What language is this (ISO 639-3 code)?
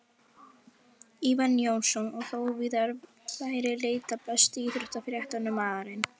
isl